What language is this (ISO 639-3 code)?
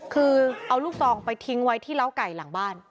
tha